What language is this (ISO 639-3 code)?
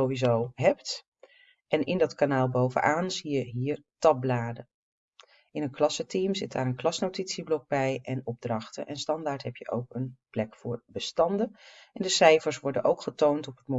nld